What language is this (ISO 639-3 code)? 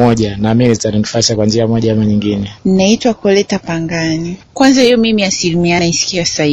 swa